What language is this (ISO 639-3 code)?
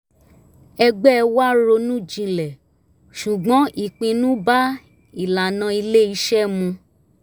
yor